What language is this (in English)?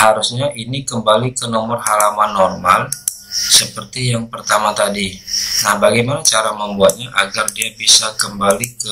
Indonesian